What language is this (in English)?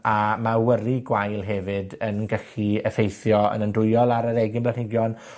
Welsh